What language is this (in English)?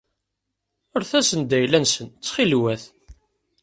Kabyle